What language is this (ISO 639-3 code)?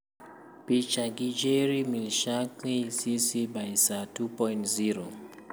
luo